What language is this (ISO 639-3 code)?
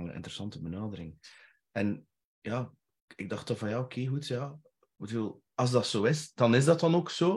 nld